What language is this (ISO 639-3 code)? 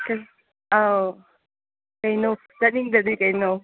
mni